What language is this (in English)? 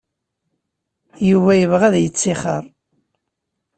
Kabyle